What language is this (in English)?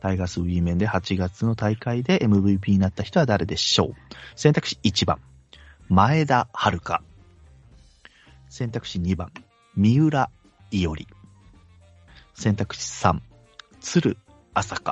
Japanese